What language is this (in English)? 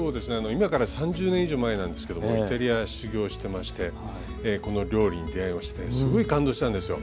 Japanese